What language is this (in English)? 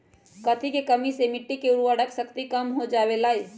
Magahi